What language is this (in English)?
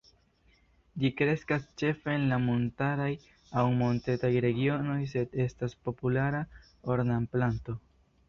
Esperanto